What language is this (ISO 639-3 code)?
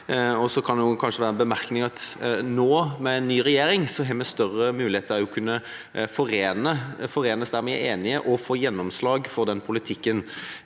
nor